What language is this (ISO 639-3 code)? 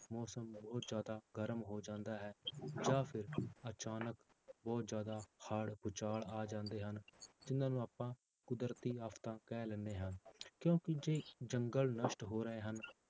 pan